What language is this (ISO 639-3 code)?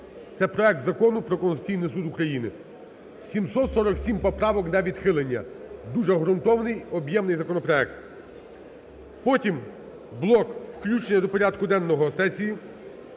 ukr